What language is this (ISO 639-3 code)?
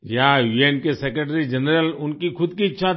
hin